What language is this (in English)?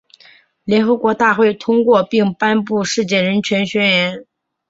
Chinese